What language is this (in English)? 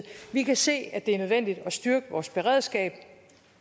Danish